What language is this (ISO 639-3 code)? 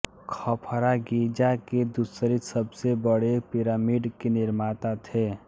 hin